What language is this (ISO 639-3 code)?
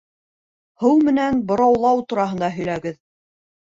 bak